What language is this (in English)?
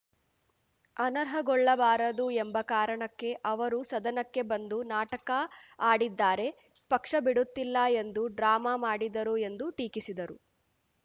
Kannada